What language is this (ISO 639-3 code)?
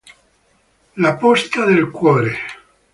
ita